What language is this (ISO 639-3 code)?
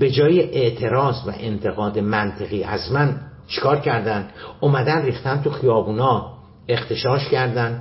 fas